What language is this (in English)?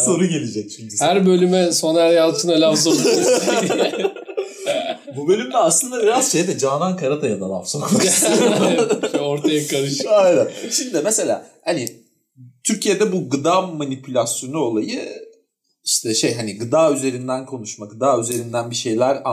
Turkish